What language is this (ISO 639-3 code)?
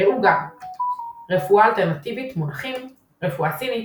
heb